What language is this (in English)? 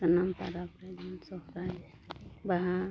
Santali